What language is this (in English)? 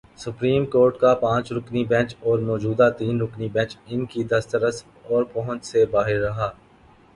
Urdu